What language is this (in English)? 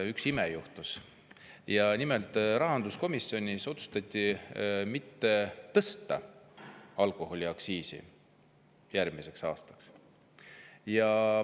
Estonian